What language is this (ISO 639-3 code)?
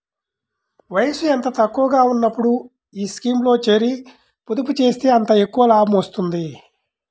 tel